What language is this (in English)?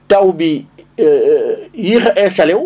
Wolof